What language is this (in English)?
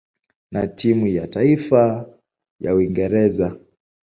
Swahili